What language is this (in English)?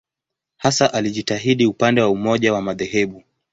Swahili